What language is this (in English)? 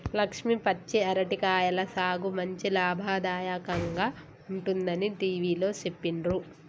Telugu